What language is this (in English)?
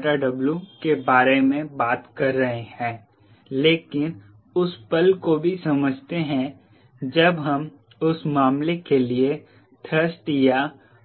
Hindi